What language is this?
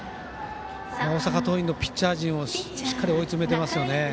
Japanese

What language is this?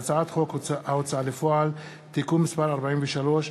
Hebrew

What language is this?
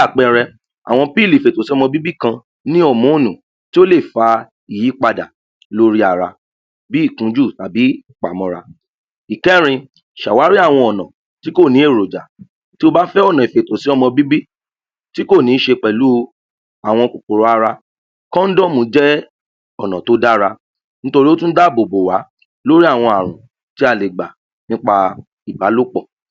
Yoruba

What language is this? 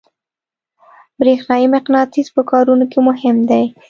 Pashto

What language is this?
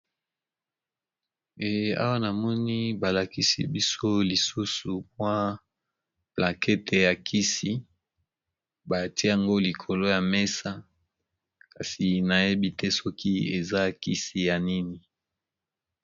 Lingala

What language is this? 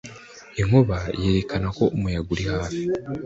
Kinyarwanda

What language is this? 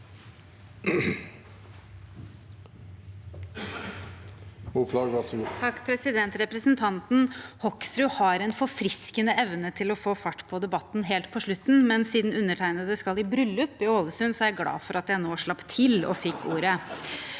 Norwegian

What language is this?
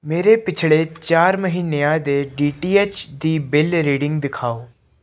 Punjabi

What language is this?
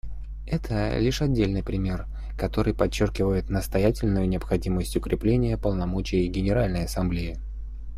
Russian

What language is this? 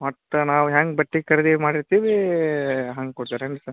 Kannada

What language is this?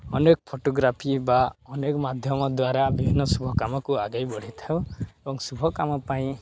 Odia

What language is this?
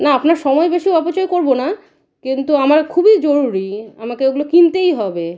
Bangla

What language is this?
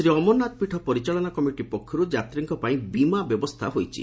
Odia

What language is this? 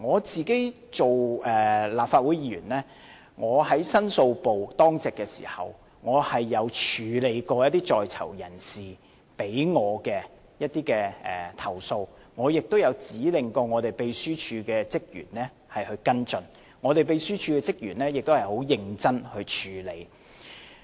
Cantonese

